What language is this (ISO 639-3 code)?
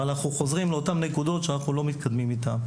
heb